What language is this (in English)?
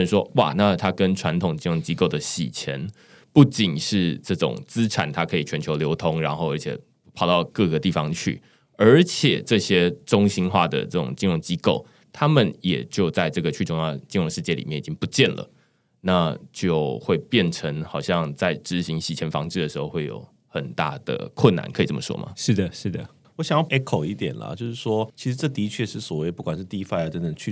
Chinese